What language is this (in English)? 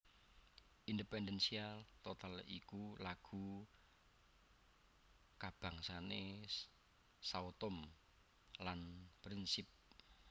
Javanese